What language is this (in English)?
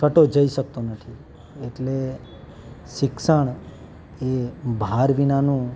Gujarati